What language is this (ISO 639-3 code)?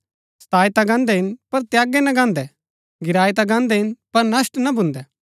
gbk